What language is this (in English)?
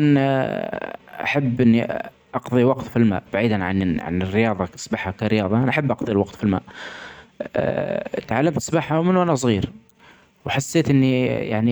Omani Arabic